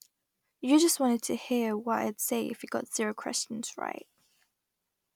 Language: English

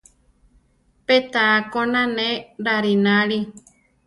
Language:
Central Tarahumara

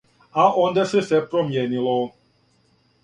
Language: Serbian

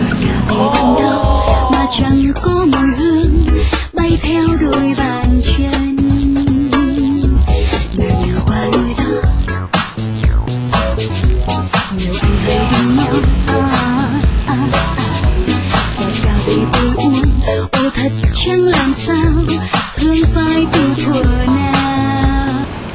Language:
Vietnamese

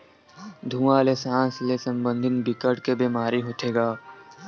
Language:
Chhattisgarhi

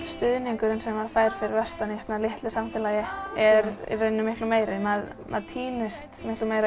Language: Icelandic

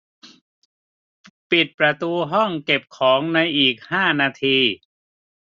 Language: Thai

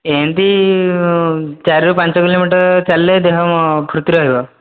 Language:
Odia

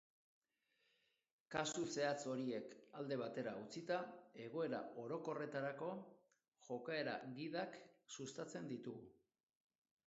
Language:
Basque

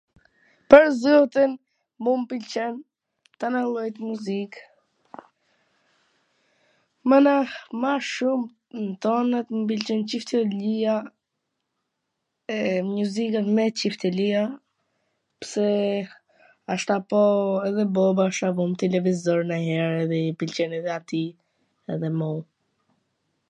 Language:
Gheg Albanian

